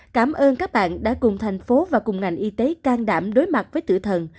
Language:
Vietnamese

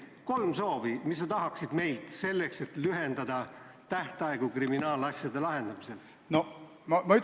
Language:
Estonian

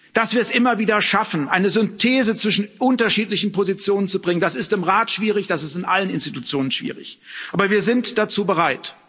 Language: German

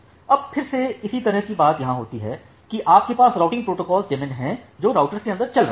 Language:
Hindi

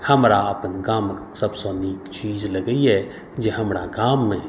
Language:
Maithili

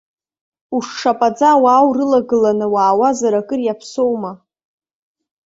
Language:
Abkhazian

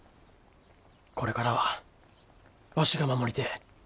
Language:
Japanese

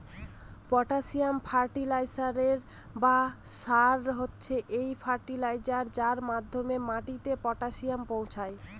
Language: Bangla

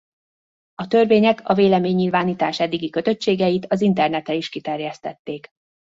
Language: Hungarian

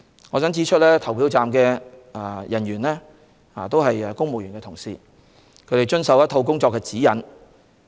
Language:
Cantonese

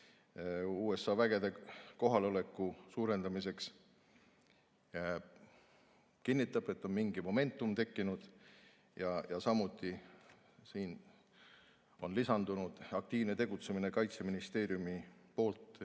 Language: Estonian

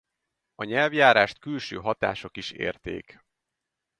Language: Hungarian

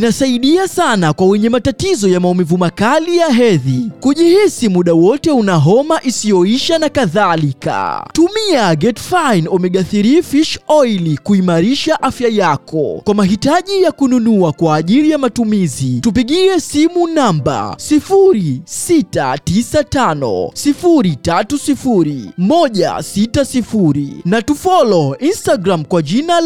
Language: Swahili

